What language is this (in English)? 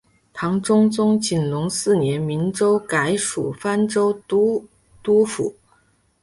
Chinese